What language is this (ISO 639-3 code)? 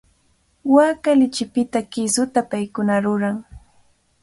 qvl